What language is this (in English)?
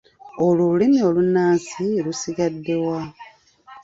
Ganda